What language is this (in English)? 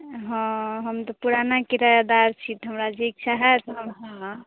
Maithili